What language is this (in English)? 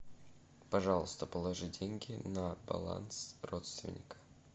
Russian